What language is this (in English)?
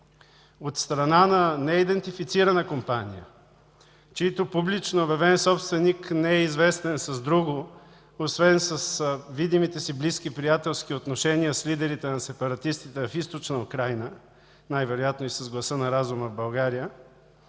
Bulgarian